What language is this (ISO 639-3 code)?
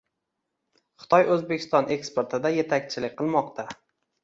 uzb